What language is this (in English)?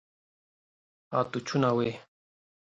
Kurdish